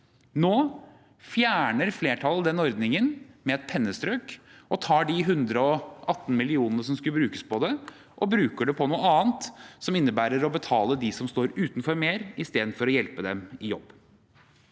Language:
Norwegian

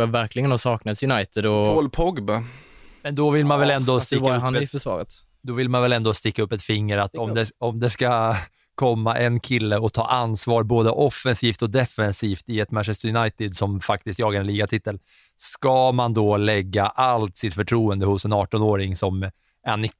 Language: Swedish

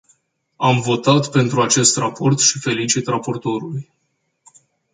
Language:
Romanian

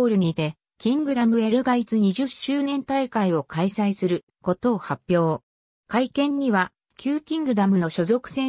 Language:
Japanese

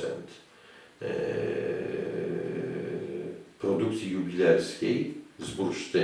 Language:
Polish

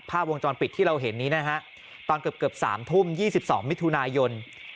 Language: Thai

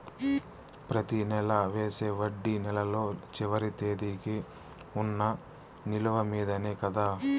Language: Telugu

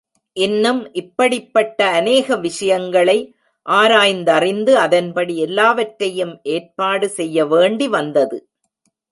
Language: Tamil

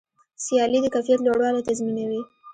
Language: Pashto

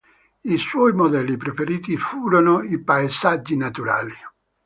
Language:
Italian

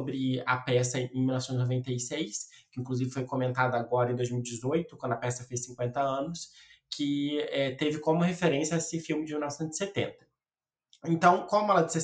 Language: Portuguese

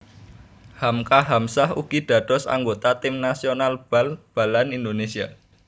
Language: Javanese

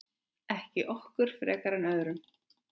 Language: Icelandic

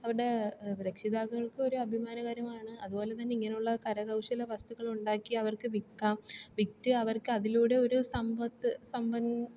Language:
Malayalam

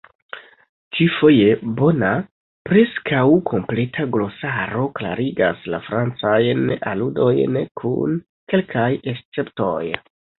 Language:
Esperanto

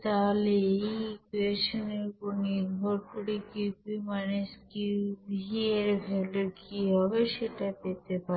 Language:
Bangla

